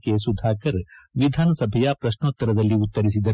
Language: Kannada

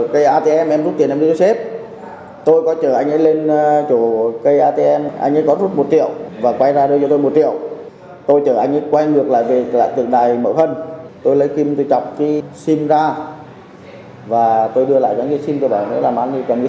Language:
Vietnamese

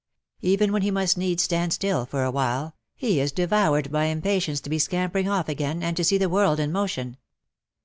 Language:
English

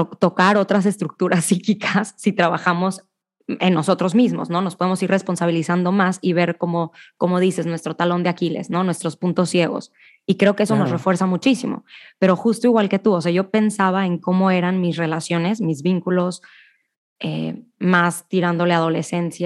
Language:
Spanish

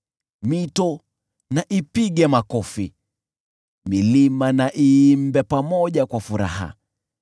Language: Swahili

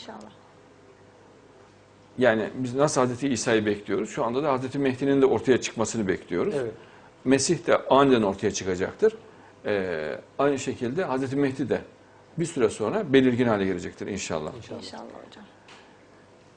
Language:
Turkish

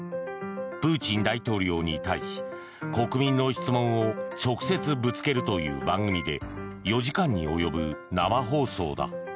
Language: Japanese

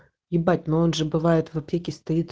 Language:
Russian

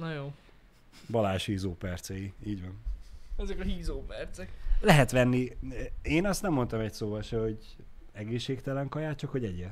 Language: Hungarian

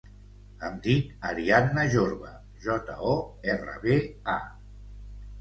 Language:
Catalan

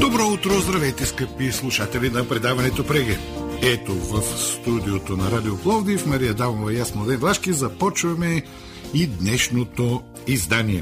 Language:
Bulgarian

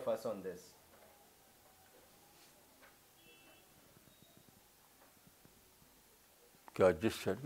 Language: Urdu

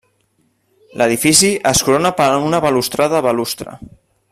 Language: Catalan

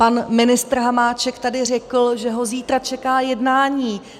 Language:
Czech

